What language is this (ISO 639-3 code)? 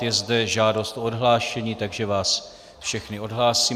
ces